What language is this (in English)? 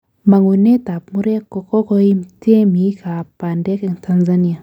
Kalenjin